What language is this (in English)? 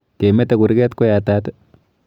Kalenjin